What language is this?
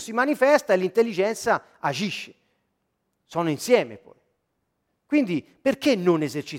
Italian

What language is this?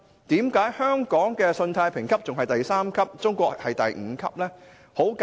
Cantonese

